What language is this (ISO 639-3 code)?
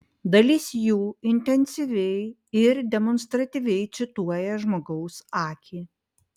lit